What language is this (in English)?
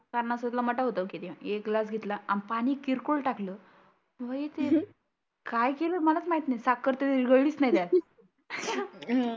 Marathi